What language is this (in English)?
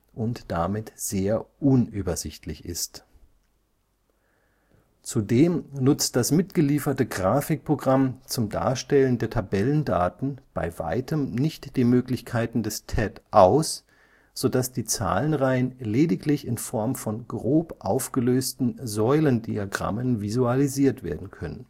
German